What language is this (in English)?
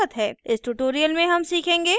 Hindi